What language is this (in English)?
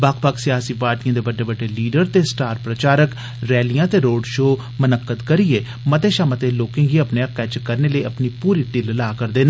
Dogri